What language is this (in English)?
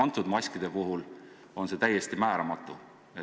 Estonian